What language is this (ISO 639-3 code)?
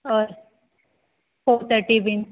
kok